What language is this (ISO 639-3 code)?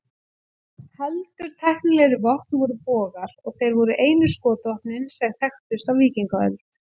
isl